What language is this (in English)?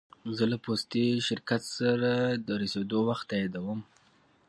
Pashto